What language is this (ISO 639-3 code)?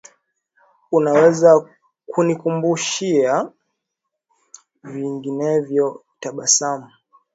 swa